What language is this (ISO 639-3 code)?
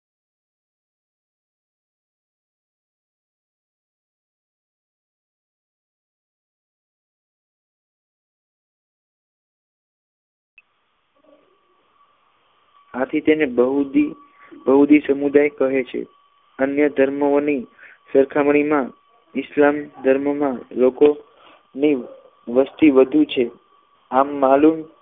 guj